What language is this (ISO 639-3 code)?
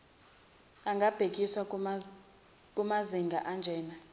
zul